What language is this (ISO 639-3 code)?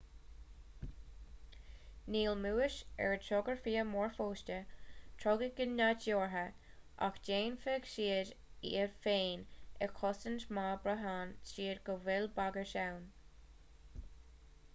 gle